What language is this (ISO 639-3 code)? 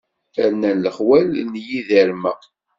kab